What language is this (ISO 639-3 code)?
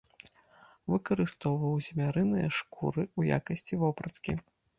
bel